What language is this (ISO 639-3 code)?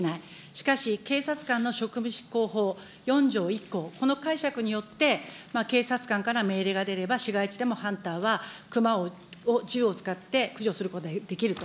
jpn